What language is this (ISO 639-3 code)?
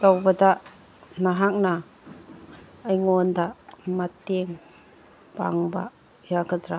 mni